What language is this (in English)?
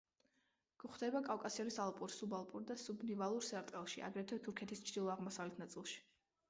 Georgian